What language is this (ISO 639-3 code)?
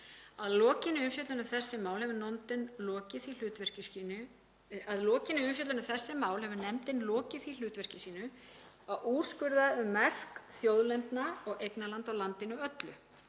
isl